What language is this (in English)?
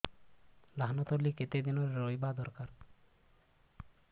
Odia